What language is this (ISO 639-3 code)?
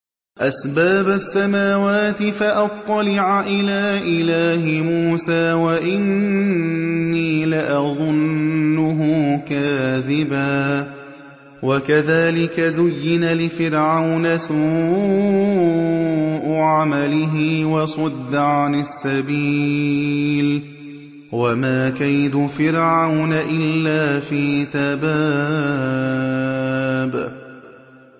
ara